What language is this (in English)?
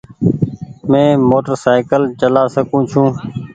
Goaria